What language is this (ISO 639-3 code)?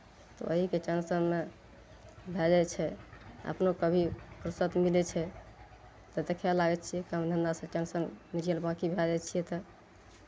mai